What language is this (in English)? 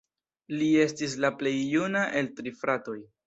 Esperanto